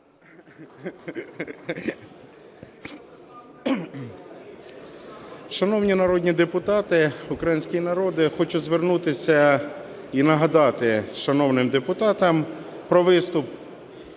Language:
Ukrainian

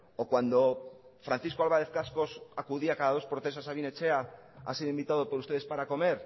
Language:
Spanish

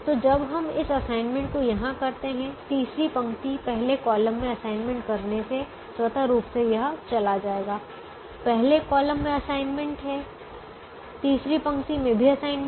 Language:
Hindi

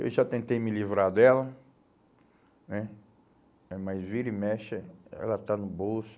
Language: Portuguese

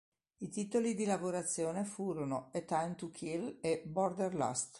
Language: Italian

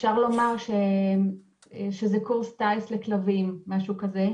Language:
Hebrew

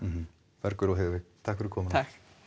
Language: Icelandic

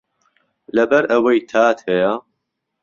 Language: Central Kurdish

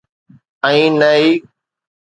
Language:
Sindhi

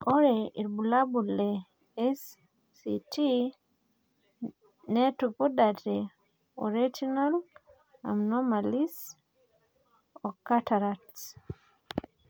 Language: Masai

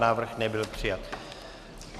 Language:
Czech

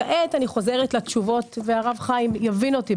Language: Hebrew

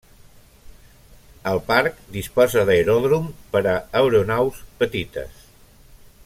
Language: Catalan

